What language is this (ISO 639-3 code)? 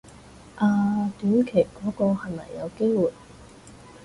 yue